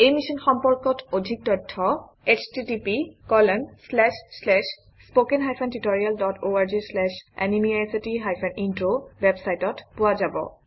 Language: Assamese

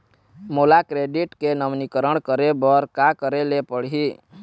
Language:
Chhattisgarhi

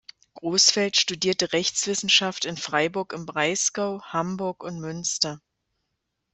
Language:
German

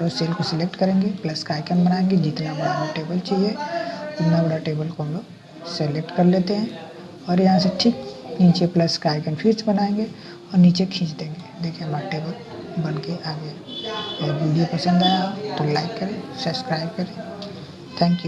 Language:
Hindi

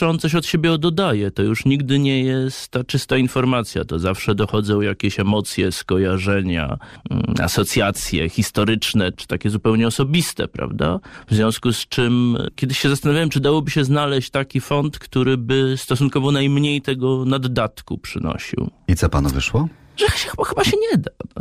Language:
Polish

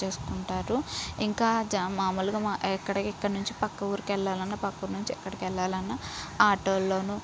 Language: Telugu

